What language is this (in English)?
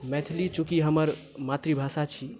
Maithili